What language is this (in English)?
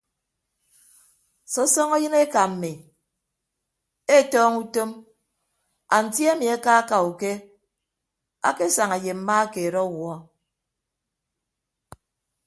Ibibio